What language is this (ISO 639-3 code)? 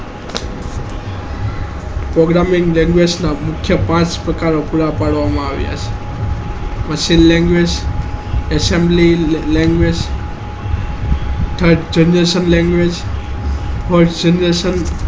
guj